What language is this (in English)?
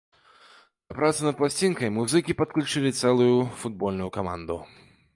Belarusian